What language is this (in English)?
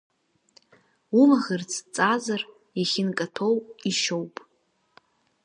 Abkhazian